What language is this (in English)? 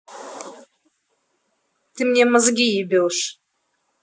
Russian